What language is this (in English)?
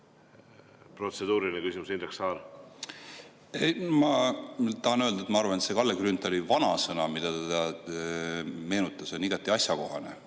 Estonian